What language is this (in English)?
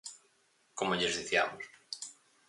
Galician